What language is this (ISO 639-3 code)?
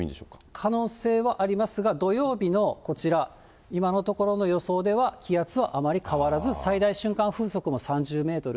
jpn